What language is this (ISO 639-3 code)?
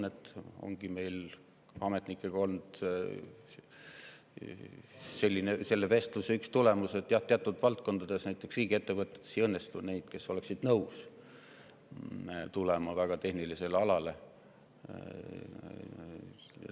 est